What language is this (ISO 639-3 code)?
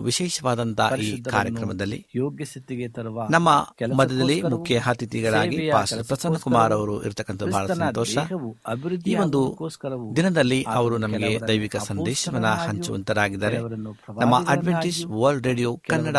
kan